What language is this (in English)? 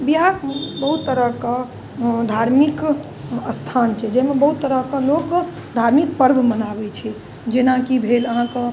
Maithili